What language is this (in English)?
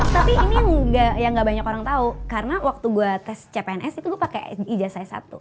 Indonesian